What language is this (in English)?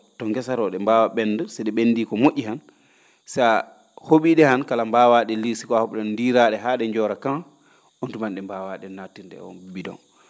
Fula